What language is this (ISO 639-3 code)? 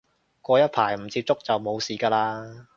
yue